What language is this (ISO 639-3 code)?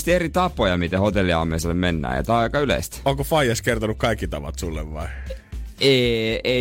fin